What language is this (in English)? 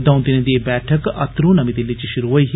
Dogri